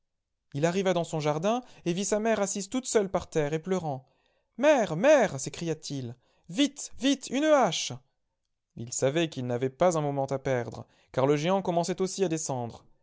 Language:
French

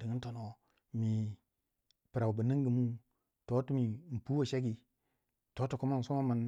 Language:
Waja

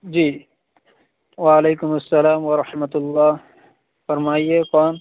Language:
Urdu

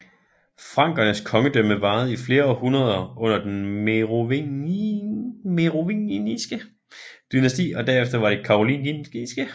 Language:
Danish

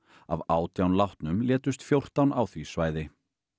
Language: Icelandic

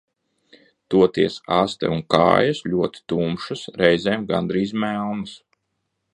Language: Latvian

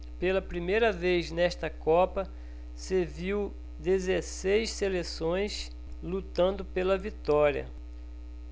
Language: Portuguese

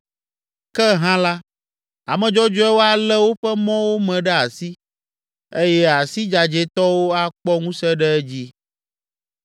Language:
Ewe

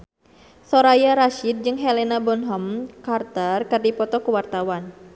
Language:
Sundanese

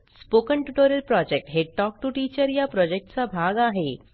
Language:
Marathi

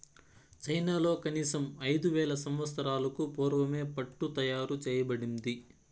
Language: Telugu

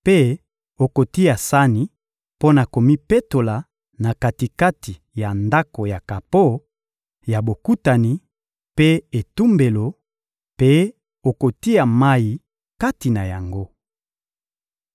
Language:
Lingala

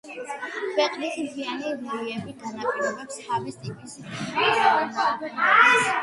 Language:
Georgian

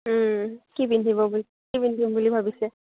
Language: Assamese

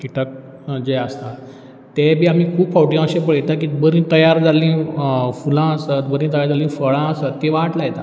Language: Konkani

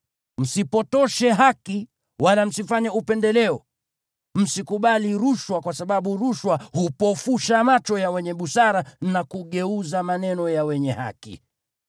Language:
Swahili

